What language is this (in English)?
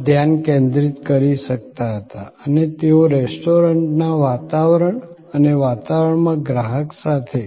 Gujarati